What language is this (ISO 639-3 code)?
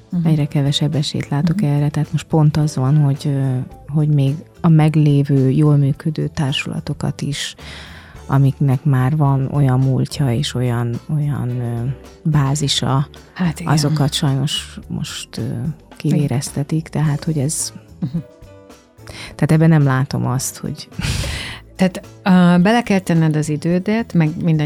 hun